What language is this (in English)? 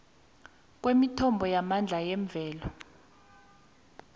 South Ndebele